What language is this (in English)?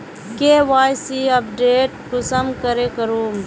Magahi